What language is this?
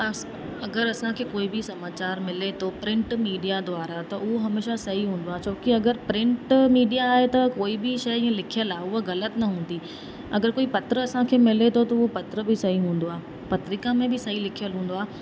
Sindhi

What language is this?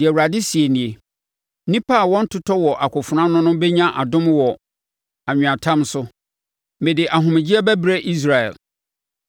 Akan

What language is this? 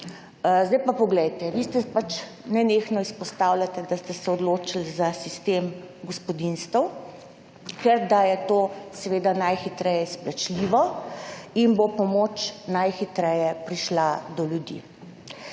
Slovenian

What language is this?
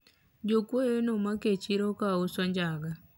Luo (Kenya and Tanzania)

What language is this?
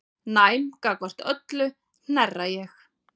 Icelandic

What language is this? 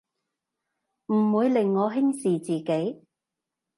Cantonese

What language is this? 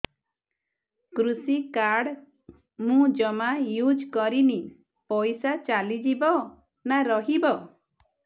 Odia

